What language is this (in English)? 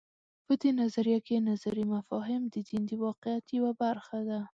Pashto